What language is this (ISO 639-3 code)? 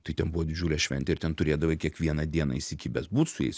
lit